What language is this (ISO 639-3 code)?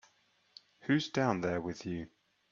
eng